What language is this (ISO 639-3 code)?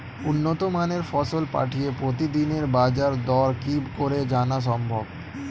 ben